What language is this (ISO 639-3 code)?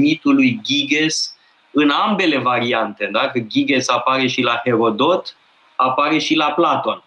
ron